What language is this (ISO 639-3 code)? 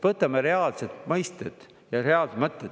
est